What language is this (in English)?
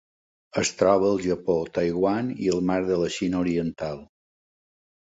Catalan